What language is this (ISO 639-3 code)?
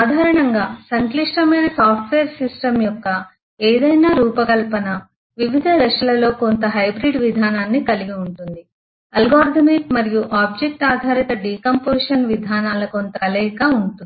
tel